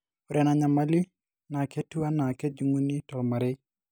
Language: Masai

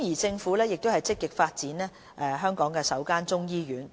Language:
Cantonese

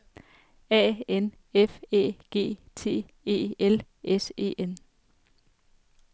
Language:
Danish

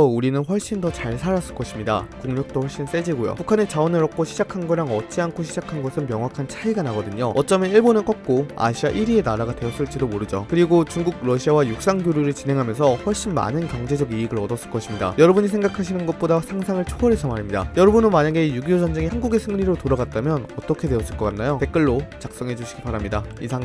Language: Korean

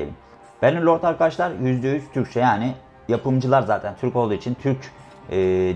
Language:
Turkish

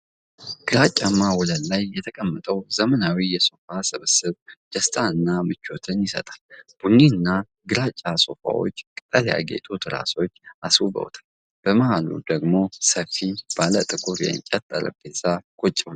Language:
Amharic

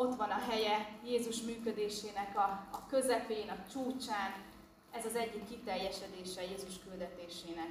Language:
Hungarian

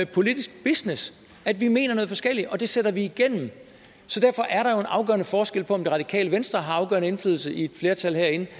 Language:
Danish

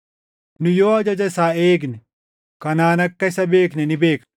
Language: Oromo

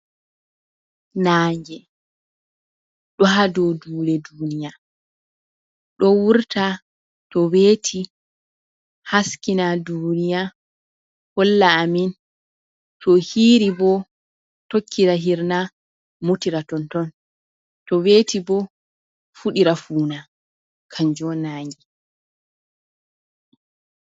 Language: Fula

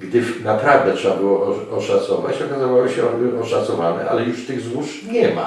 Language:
Polish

